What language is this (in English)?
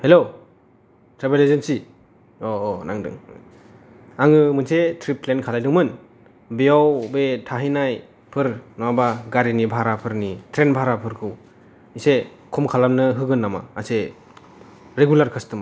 Bodo